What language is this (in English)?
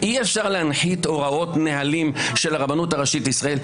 Hebrew